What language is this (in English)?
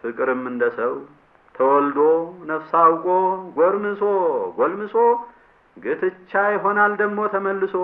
Amharic